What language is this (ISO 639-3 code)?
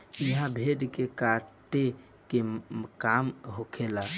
bho